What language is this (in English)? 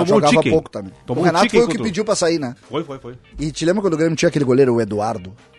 Portuguese